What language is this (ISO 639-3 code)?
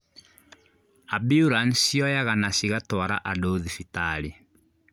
kik